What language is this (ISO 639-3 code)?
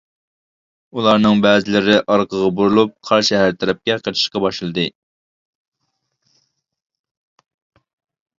uig